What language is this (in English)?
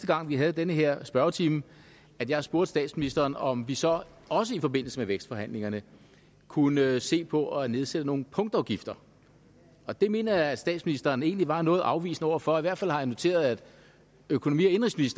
Danish